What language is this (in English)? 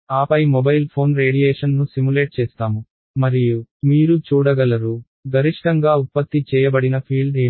Telugu